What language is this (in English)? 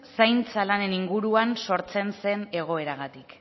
Basque